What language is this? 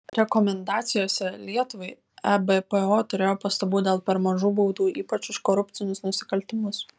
Lithuanian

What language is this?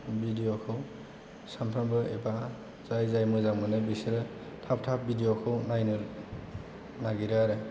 Bodo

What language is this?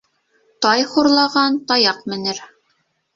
Bashkir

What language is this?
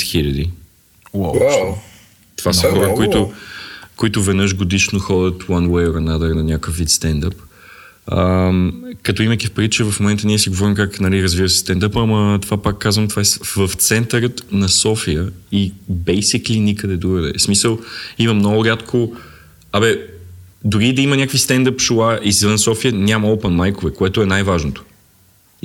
Bulgarian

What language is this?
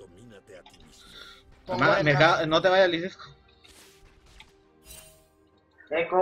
Spanish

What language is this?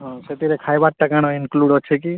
Odia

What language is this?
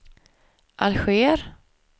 Swedish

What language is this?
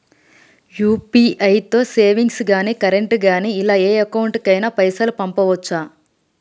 Telugu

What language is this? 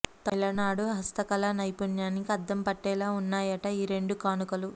Telugu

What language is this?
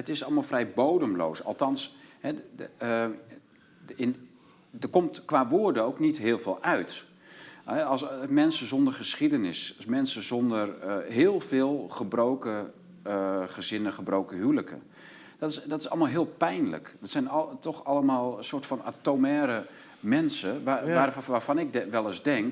Dutch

